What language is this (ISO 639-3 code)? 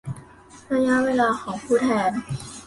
tha